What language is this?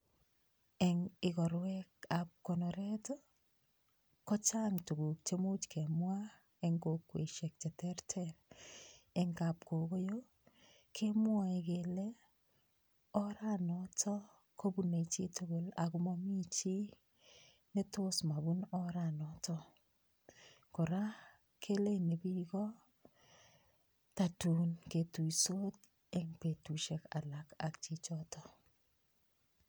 Kalenjin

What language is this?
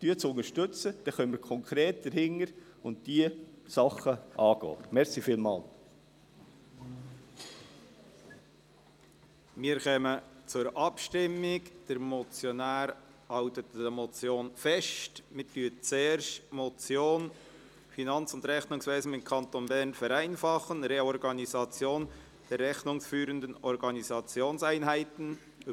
Swiss German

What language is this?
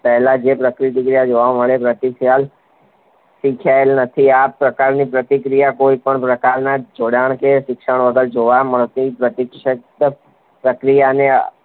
Gujarati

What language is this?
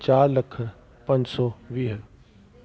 Sindhi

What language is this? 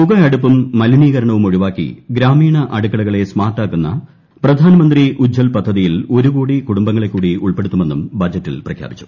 Malayalam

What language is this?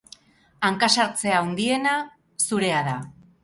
Basque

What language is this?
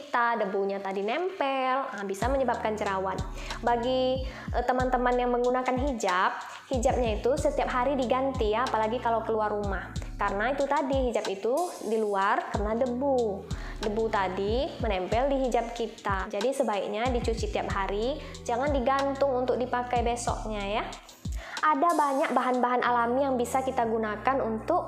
Indonesian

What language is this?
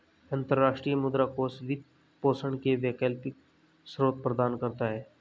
Hindi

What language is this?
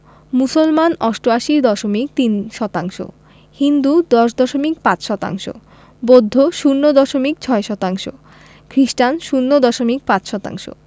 Bangla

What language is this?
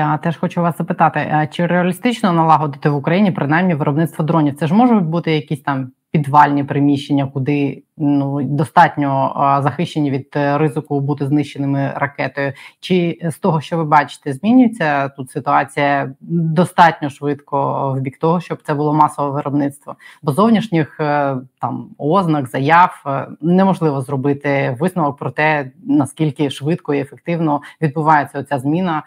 Ukrainian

